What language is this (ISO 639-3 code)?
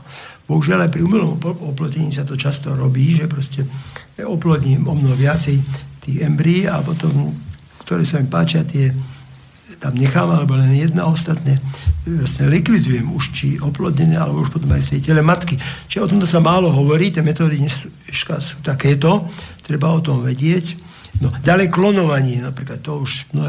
slk